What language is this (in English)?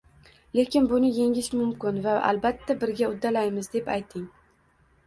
Uzbek